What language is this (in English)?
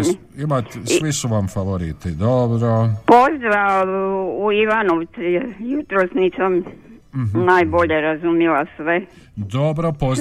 Croatian